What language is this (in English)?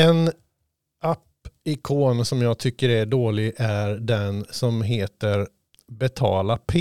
Swedish